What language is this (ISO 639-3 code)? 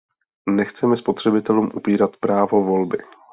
ces